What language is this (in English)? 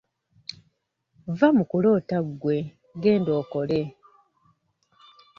Ganda